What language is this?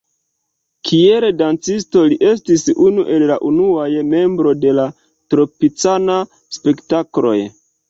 Esperanto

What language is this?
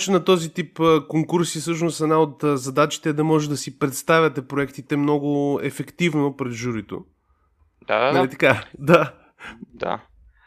Bulgarian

